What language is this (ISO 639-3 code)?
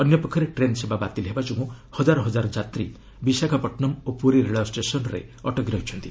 ori